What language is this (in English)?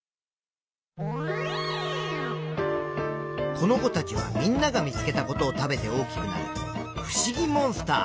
Japanese